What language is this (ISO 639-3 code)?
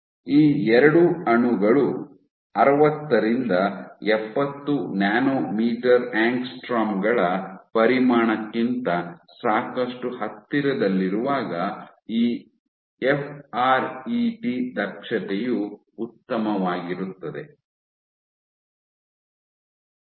kan